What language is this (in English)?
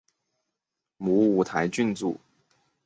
Chinese